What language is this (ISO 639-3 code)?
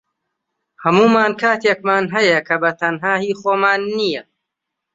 ckb